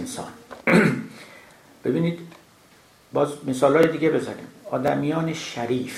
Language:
Persian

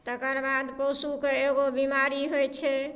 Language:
Maithili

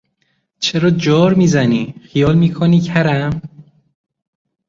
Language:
Persian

